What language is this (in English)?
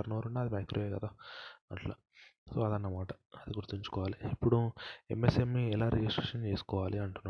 Telugu